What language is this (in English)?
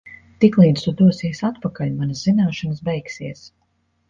Latvian